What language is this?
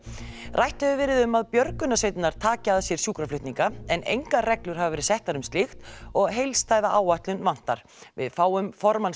Icelandic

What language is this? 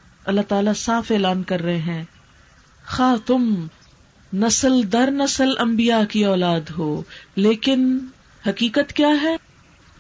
Urdu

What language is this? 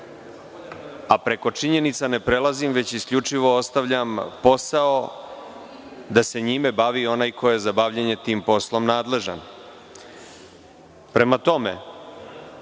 Serbian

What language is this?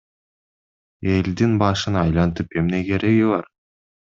Kyrgyz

